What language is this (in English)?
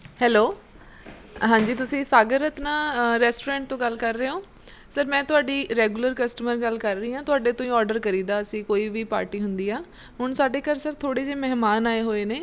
Punjabi